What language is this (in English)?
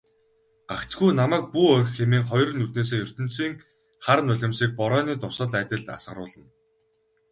Mongolian